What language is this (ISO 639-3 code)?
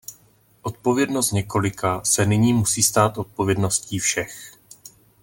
ces